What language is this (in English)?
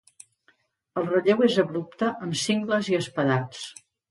Catalan